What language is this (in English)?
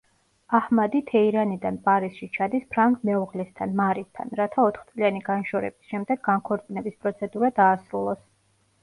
Georgian